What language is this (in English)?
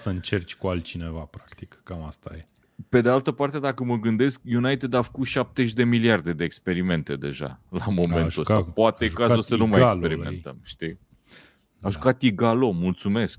Romanian